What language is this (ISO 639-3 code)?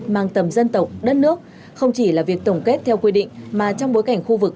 vie